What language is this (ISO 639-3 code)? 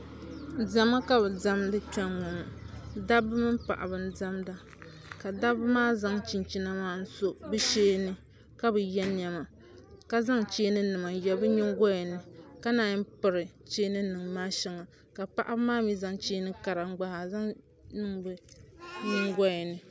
dag